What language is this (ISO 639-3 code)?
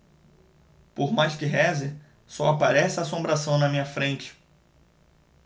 por